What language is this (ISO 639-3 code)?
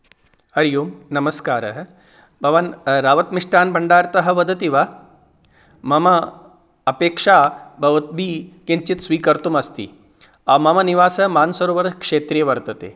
san